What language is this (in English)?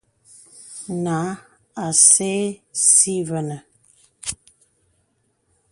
Bebele